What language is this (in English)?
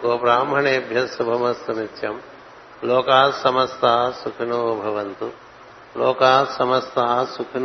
Telugu